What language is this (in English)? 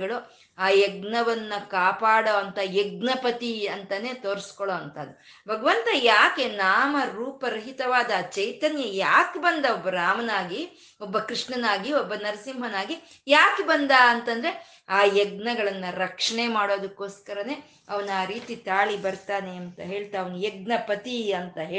Kannada